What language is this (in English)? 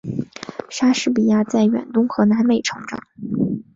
Chinese